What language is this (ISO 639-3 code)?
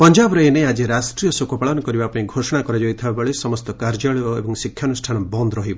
ori